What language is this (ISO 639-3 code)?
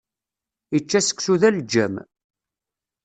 kab